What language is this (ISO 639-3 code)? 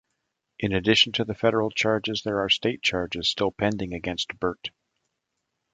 eng